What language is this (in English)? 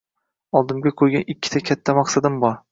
Uzbek